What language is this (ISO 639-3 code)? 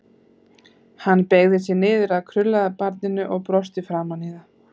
isl